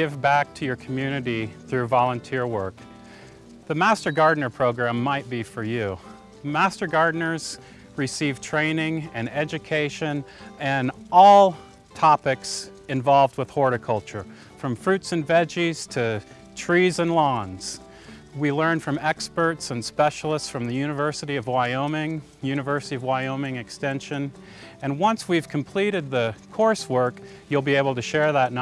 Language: English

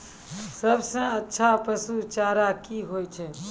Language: Maithili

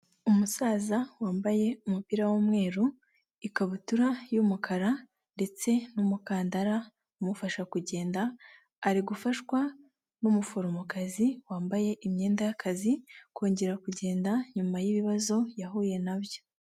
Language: Kinyarwanda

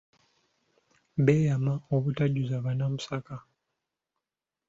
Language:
Ganda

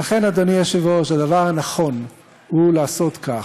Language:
Hebrew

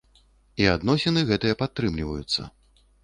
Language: Belarusian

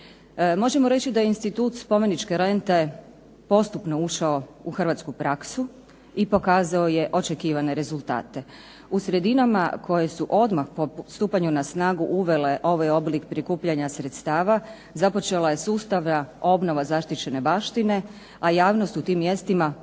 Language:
Croatian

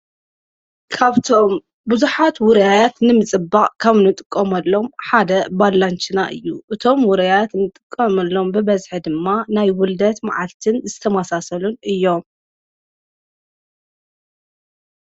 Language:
Tigrinya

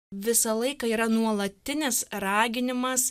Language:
Lithuanian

